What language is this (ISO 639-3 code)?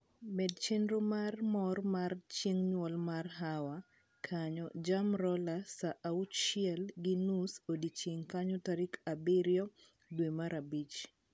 luo